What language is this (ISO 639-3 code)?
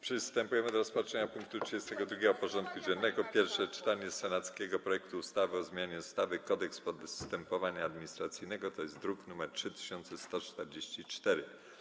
pol